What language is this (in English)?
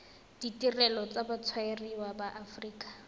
Tswana